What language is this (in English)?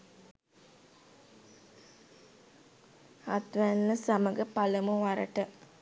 Sinhala